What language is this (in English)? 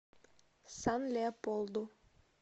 Russian